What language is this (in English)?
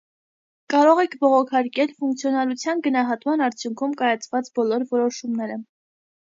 Armenian